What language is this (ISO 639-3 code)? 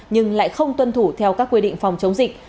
vie